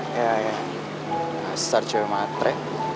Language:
Indonesian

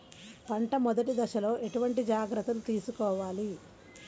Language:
Telugu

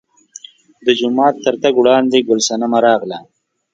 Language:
Pashto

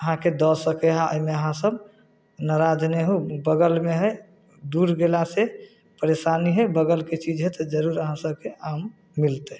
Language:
Maithili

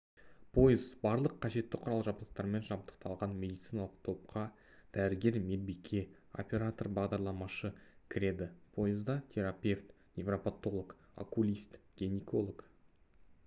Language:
Kazakh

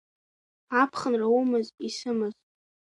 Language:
Abkhazian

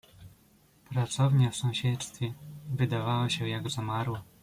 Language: Polish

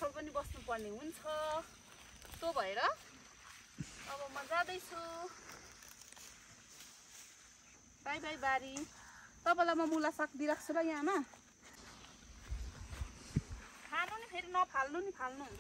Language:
Indonesian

